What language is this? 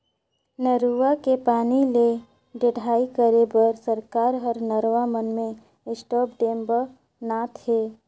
Chhattisgarhi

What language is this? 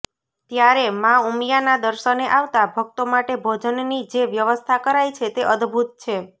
Gujarati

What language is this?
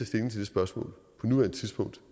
Danish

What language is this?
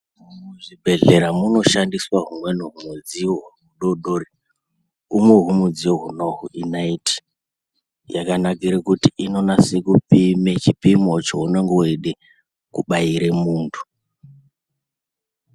Ndau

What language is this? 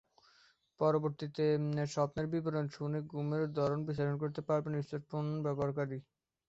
Bangla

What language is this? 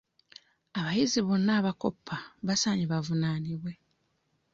Ganda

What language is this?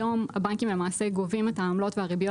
Hebrew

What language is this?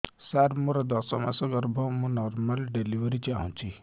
Odia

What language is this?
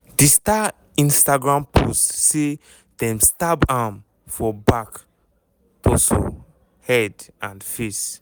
Nigerian Pidgin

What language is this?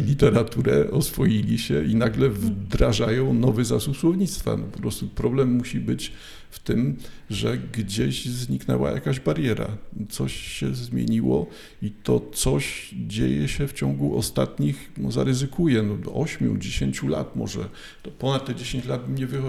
Polish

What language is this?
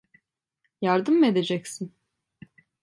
Turkish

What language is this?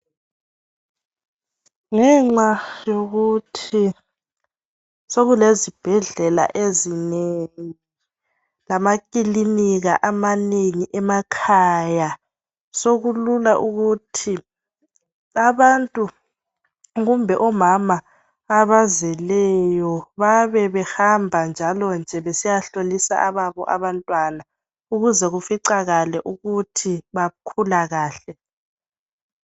North Ndebele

